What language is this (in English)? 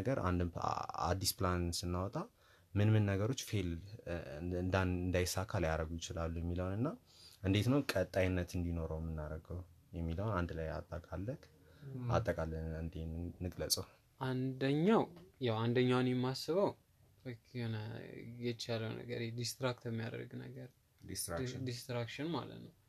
Amharic